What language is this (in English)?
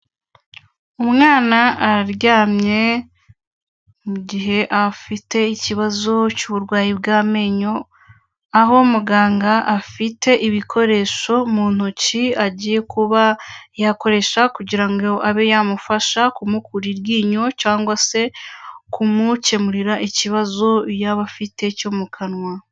Kinyarwanda